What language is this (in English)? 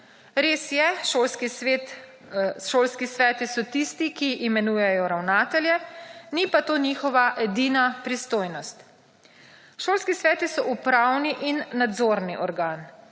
Slovenian